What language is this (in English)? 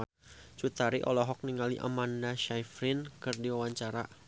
Sundanese